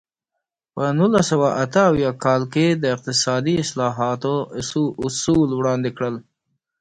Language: Pashto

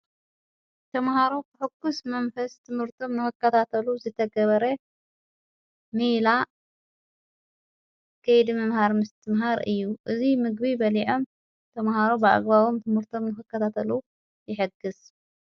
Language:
Tigrinya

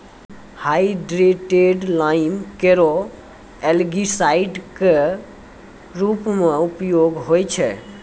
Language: Maithili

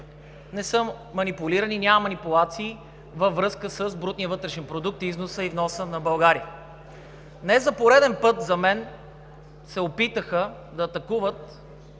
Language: Bulgarian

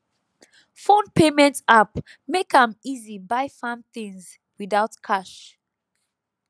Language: Nigerian Pidgin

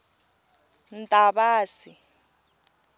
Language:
Tsonga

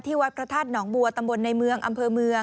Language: Thai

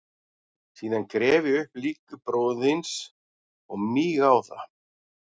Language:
Icelandic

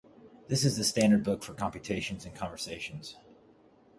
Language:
English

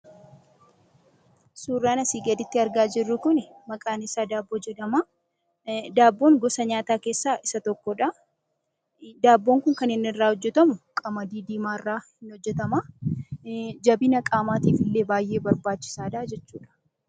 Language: Oromo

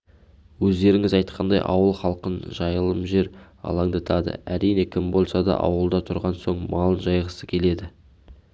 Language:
Kazakh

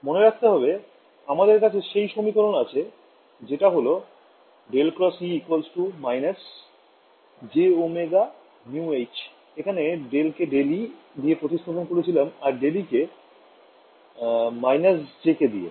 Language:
Bangla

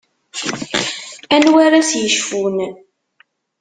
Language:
Kabyle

